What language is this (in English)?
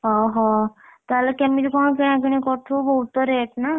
Odia